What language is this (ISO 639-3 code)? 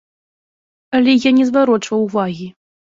bel